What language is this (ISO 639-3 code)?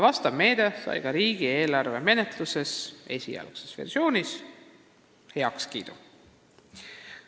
est